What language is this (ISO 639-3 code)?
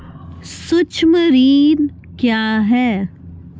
mai